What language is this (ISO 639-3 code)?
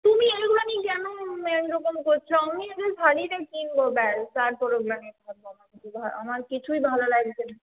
ben